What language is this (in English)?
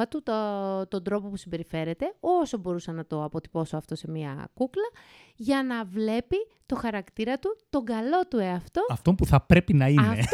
Greek